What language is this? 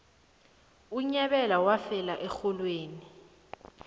South Ndebele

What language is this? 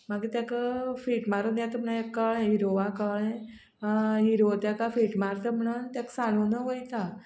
Konkani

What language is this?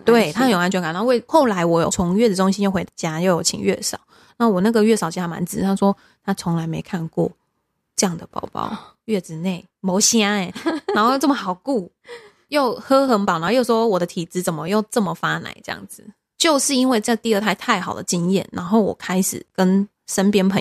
Chinese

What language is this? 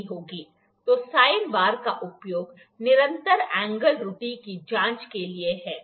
Hindi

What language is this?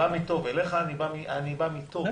Hebrew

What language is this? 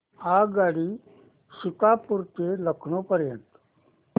Marathi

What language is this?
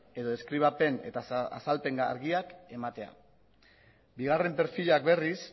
Basque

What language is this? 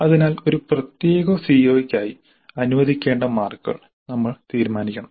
Malayalam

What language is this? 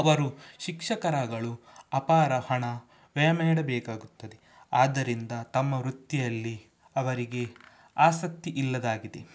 Kannada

